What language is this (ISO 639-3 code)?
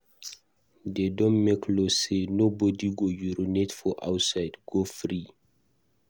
pcm